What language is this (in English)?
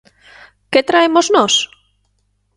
Galician